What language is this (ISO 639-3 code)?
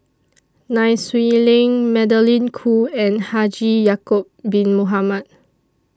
eng